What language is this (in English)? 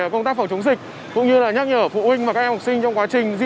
Vietnamese